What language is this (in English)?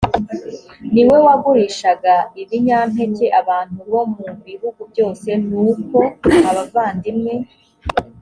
Kinyarwanda